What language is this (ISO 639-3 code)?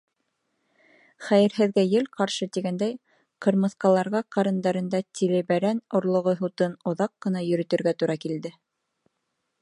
bak